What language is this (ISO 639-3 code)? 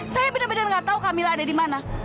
ind